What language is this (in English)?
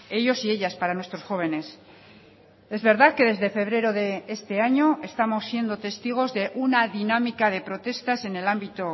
Spanish